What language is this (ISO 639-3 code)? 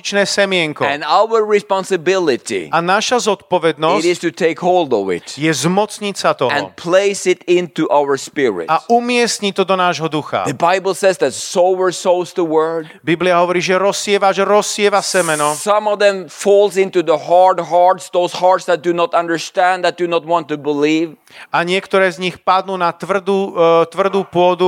slk